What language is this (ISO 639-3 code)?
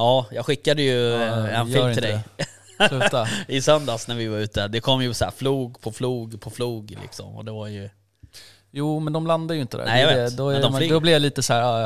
swe